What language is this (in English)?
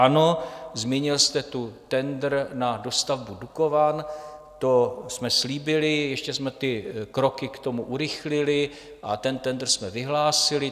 Czech